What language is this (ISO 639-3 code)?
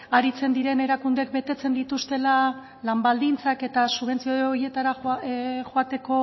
eus